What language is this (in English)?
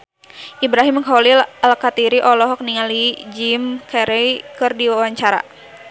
Sundanese